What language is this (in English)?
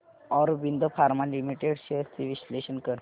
Marathi